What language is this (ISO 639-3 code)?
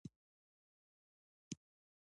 pus